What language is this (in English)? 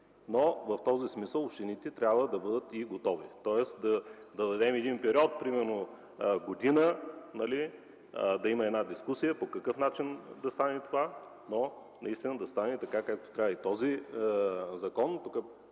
Bulgarian